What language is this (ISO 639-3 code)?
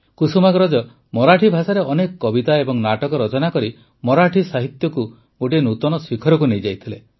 ori